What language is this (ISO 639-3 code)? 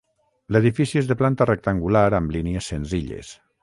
cat